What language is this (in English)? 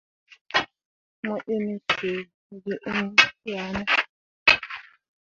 Mundang